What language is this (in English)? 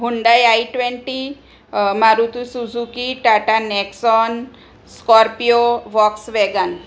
Gujarati